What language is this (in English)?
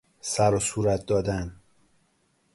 Persian